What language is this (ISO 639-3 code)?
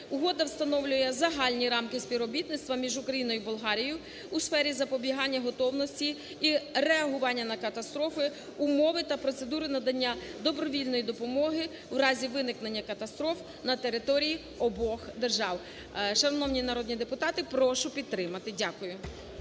ukr